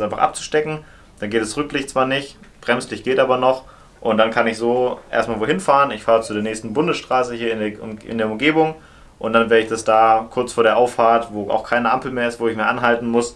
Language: German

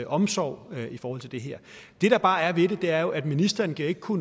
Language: Danish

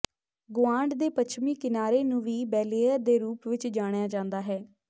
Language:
Punjabi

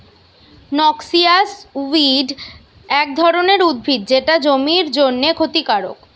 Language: Bangla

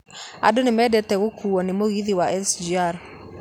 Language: Kikuyu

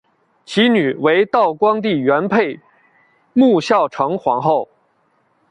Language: Chinese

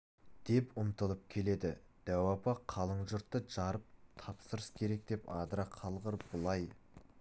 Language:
Kazakh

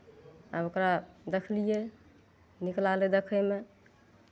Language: Maithili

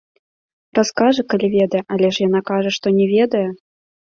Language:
Belarusian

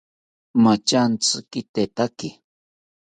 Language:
South Ucayali Ashéninka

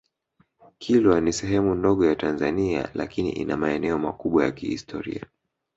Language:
Swahili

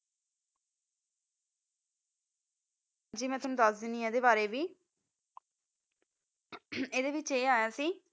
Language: Punjabi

